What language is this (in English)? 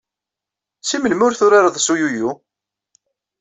Kabyle